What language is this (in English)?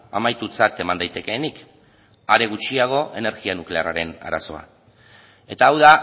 Basque